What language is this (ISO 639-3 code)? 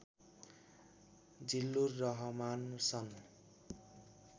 nep